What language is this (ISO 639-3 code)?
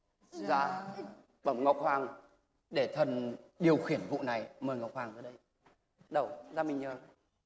vie